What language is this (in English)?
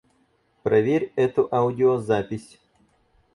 Russian